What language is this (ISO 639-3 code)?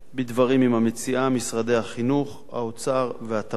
heb